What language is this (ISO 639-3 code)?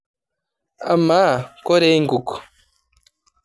mas